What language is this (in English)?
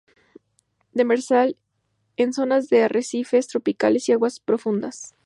Spanish